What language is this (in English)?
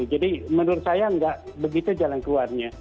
Indonesian